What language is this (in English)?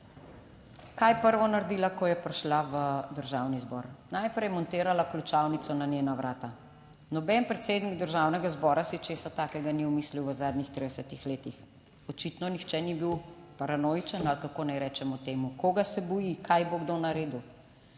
Slovenian